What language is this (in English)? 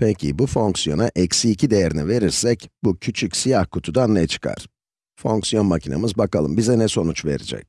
Turkish